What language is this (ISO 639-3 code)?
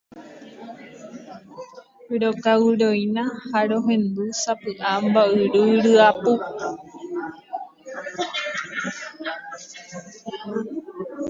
grn